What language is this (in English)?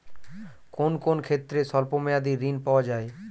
Bangla